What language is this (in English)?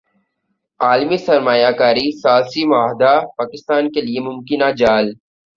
Urdu